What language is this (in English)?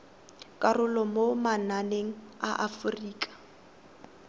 Tswana